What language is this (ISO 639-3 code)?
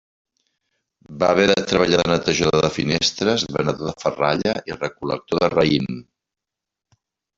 cat